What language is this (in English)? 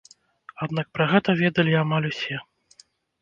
Belarusian